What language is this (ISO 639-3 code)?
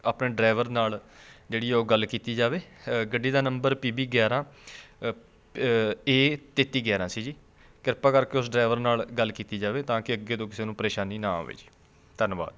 pan